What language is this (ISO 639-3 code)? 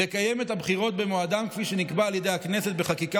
heb